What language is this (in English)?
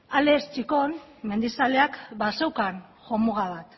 Basque